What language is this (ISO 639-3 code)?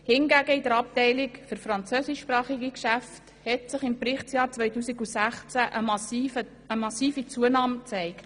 gsw